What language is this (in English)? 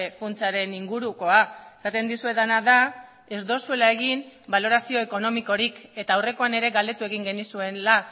Basque